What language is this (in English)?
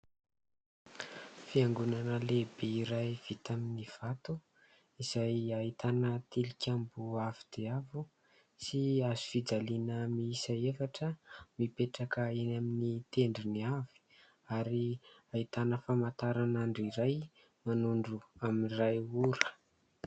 Malagasy